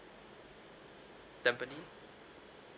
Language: English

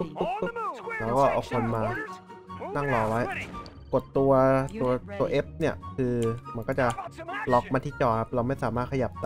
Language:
Thai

